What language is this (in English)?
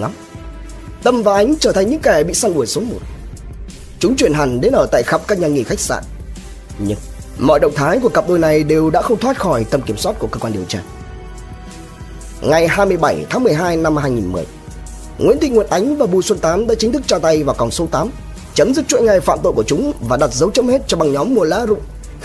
Vietnamese